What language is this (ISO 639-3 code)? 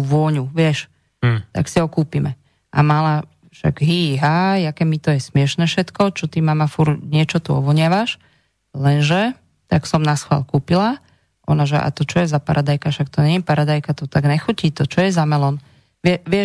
slk